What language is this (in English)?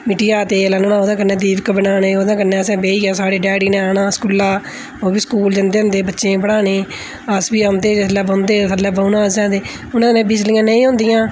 Dogri